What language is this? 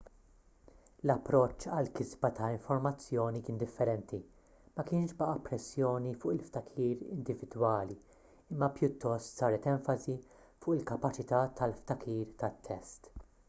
Maltese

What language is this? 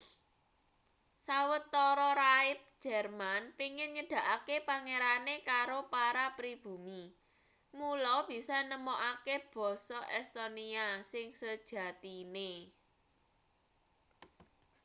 Javanese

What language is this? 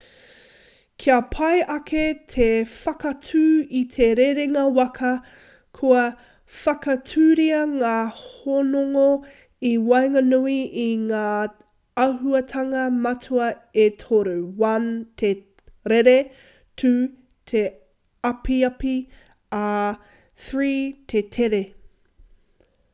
Māori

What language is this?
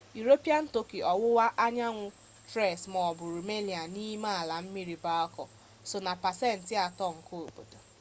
Igbo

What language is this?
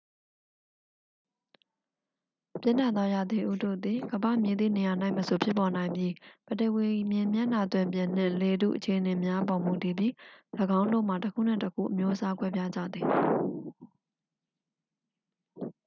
Burmese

